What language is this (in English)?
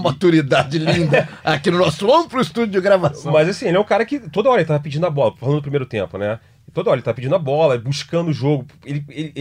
Portuguese